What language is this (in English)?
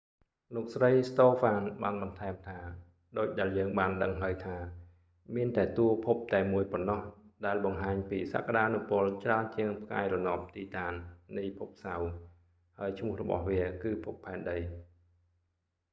Khmer